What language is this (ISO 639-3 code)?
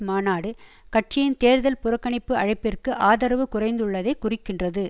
tam